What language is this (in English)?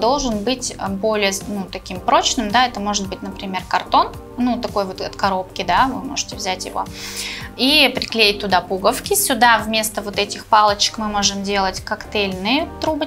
Russian